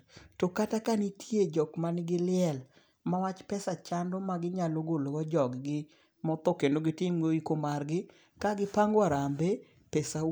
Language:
Luo (Kenya and Tanzania)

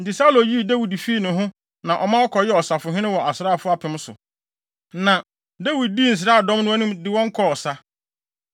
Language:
Akan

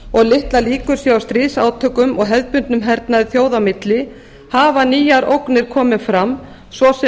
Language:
Icelandic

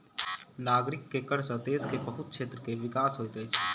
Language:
Maithili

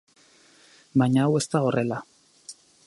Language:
Basque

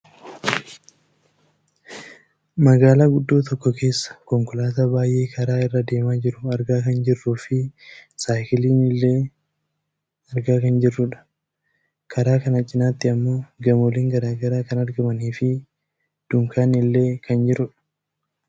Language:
Oromo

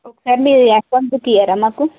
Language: Telugu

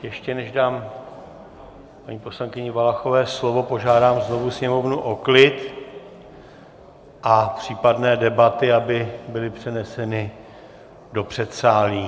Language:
Czech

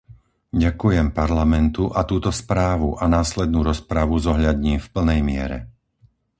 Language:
Slovak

